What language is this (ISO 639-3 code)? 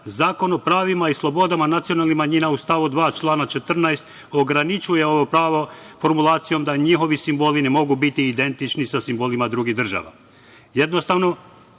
srp